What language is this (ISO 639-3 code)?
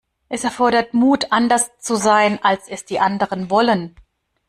deu